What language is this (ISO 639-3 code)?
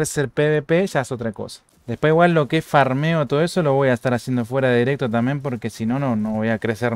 spa